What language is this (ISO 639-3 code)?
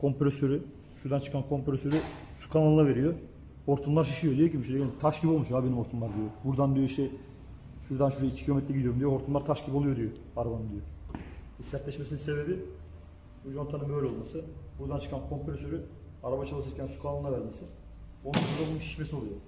tur